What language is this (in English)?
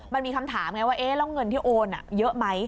Thai